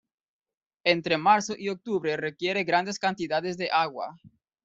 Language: Spanish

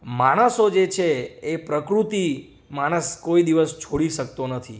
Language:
Gujarati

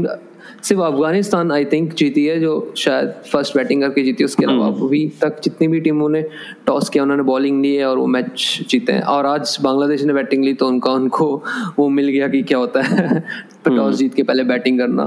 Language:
Hindi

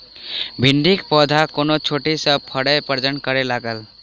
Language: Maithili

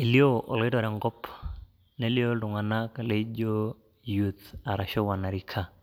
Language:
Masai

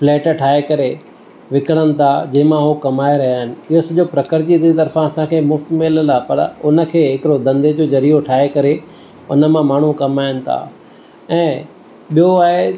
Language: Sindhi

